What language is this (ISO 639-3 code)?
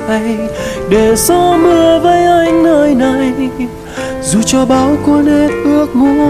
vie